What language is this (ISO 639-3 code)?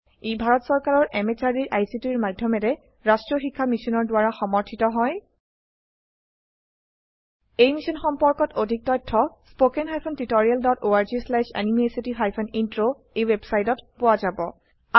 asm